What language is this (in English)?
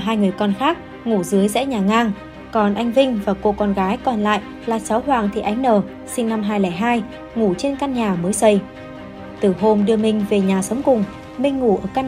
Vietnamese